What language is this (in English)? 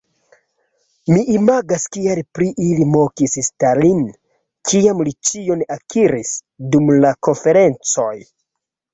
Esperanto